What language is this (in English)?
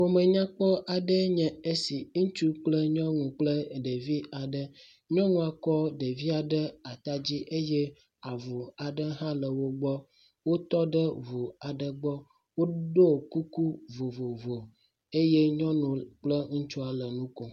Ewe